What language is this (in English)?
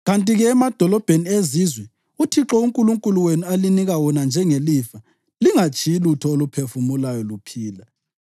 North Ndebele